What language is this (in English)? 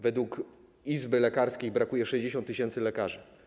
Polish